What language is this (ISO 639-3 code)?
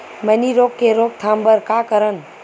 hne